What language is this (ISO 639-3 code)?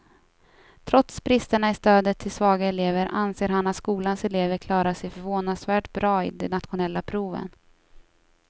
swe